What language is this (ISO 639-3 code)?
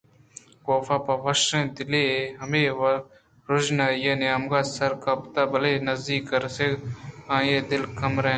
bgp